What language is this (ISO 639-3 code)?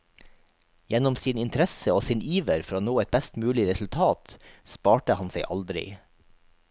nor